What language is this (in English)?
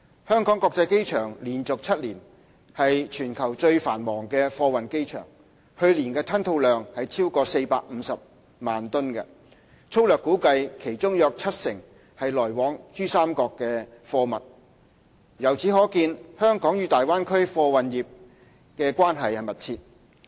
Cantonese